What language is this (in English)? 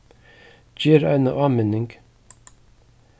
Faroese